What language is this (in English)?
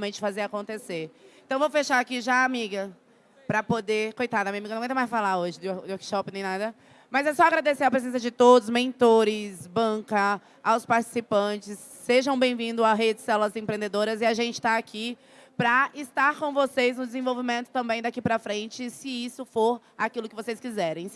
Portuguese